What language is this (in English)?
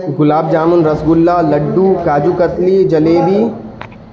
Urdu